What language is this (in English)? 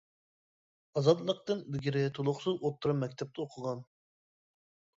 Uyghur